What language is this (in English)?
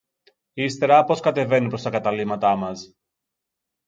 Greek